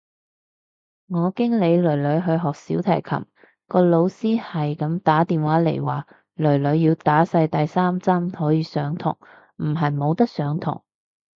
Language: Cantonese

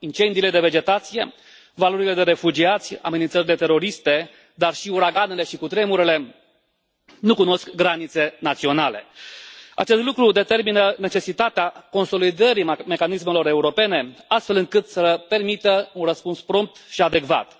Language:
Romanian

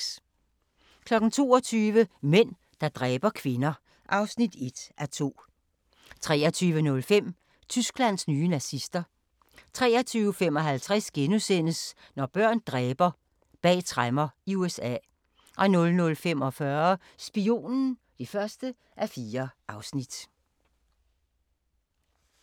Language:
Danish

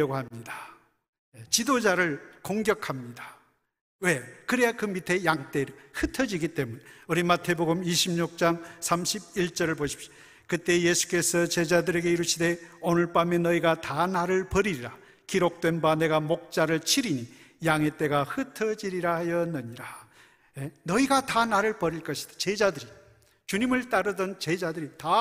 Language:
Korean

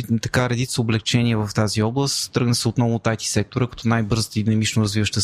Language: Bulgarian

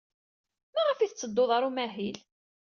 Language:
Kabyle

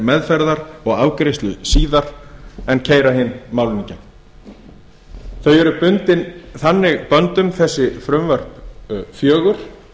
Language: Icelandic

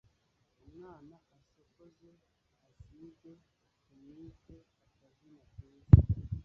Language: Kinyarwanda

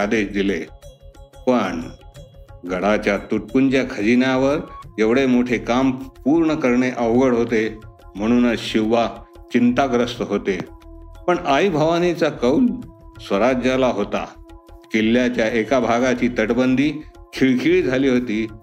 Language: Marathi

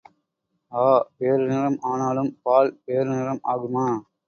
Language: Tamil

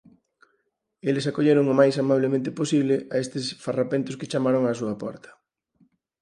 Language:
Galician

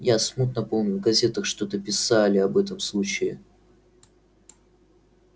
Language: Russian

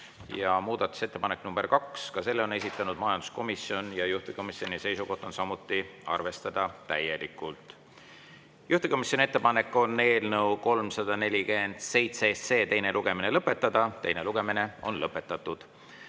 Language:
Estonian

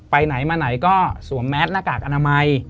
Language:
Thai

